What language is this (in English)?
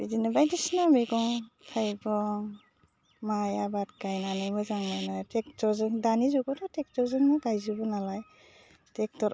Bodo